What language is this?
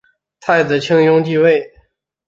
Chinese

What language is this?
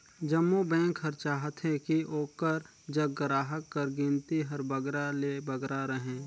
Chhattisgarhi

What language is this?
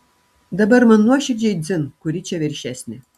Lithuanian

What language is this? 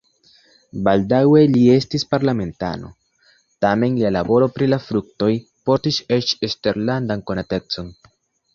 Esperanto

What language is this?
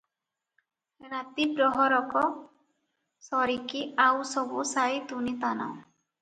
Odia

